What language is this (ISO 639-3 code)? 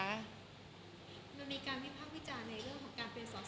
tha